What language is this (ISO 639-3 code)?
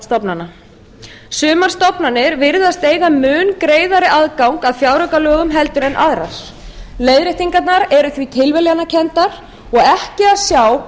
isl